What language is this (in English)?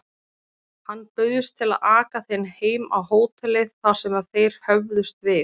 Icelandic